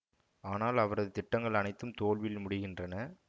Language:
Tamil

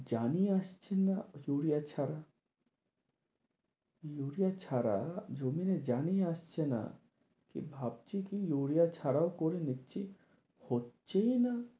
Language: Bangla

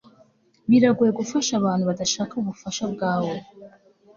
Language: Kinyarwanda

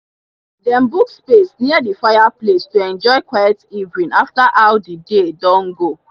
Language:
Nigerian Pidgin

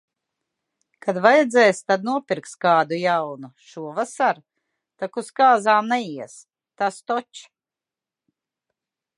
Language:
Latvian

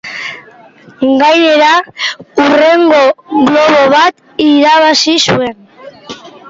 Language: Basque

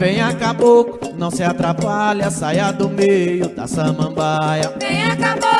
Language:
Portuguese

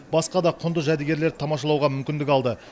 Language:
Kazakh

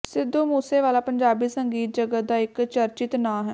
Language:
Punjabi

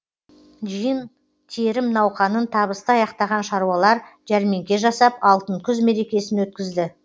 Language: Kazakh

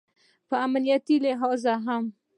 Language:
Pashto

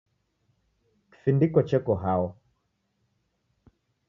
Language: Taita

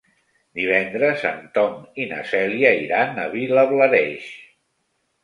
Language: Catalan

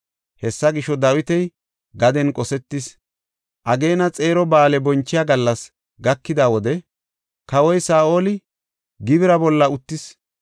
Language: Gofa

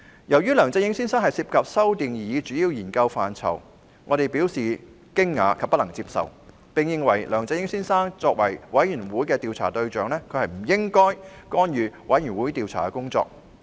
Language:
Cantonese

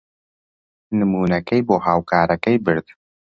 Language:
Central Kurdish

